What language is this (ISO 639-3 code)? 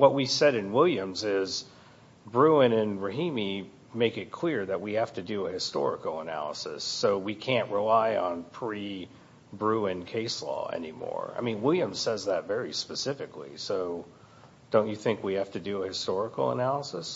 eng